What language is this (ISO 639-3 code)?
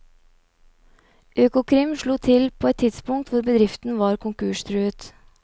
nor